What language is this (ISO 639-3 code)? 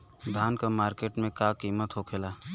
bho